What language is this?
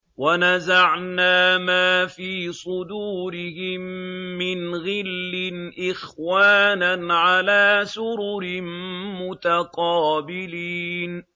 Arabic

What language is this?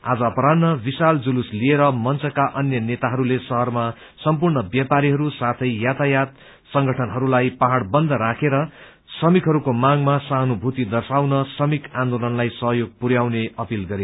Nepali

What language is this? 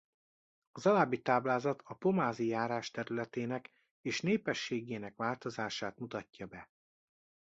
Hungarian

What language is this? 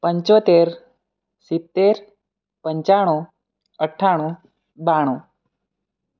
Gujarati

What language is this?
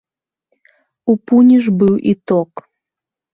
Belarusian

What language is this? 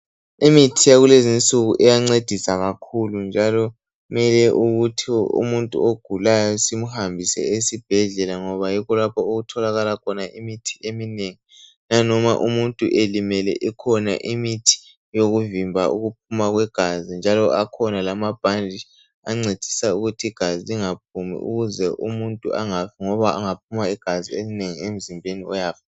North Ndebele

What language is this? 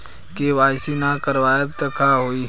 Bhojpuri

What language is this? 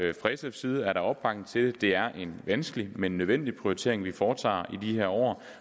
Danish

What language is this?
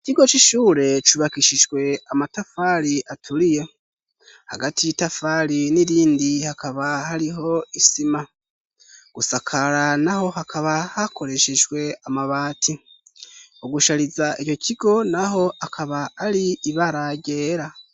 Rundi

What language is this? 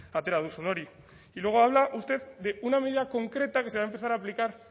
Spanish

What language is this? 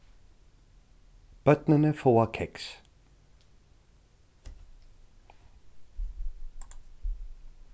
Faroese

